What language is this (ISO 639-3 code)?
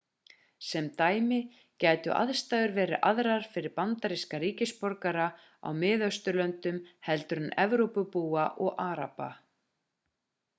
isl